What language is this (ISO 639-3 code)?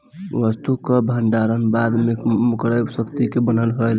bho